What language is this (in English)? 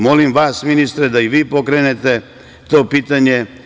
Serbian